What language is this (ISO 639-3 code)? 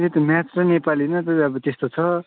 nep